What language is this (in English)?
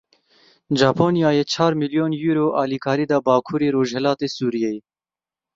Kurdish